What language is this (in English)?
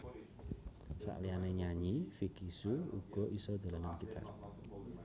Javanese